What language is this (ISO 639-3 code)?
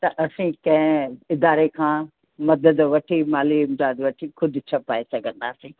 snd